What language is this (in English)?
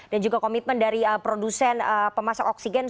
Indonesian